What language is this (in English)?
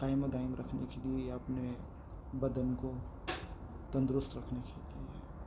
Urdu